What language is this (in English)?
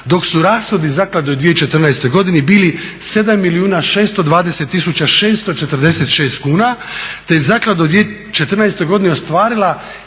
Croatian